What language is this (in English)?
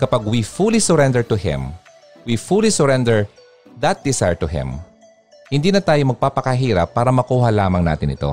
Filipino